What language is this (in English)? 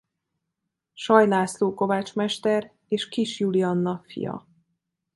Hungarian